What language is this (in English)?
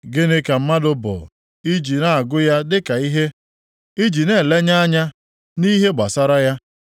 Igbo